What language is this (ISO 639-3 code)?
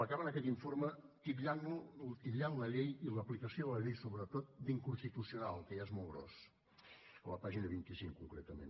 cat